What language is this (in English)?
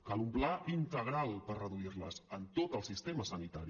Catalan